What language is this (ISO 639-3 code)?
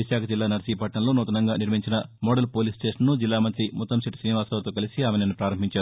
tel